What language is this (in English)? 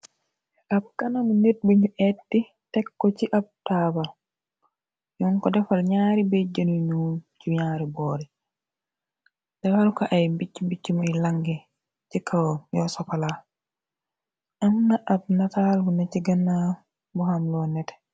Wolof